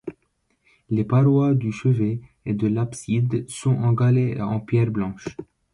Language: French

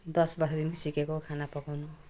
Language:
Nepali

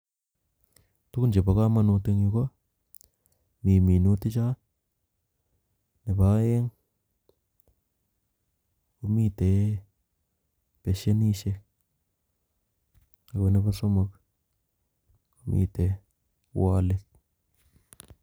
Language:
Kalenjin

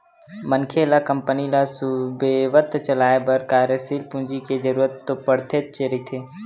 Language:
Chhattisgarhi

